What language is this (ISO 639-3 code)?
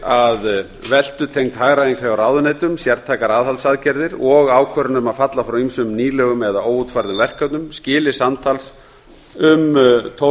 isl